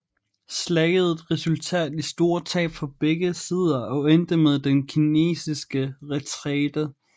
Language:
Danish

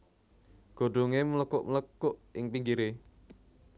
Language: Javanese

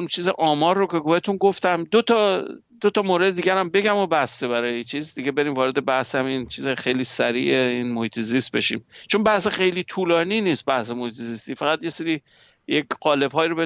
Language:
Persian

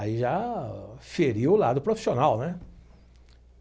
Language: Portuguese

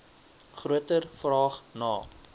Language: Afrikaans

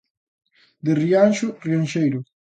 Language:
Galician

